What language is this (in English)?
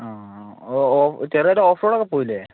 Malayalam